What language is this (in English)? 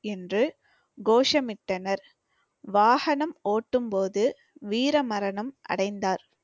Tamil